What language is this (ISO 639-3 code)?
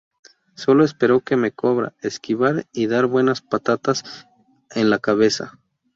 spa